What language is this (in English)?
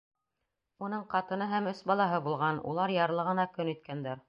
Bashkir